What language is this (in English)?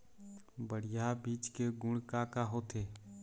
Chhattisgarhi